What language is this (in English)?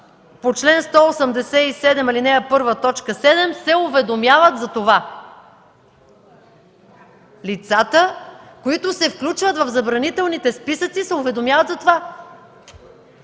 Bulgarian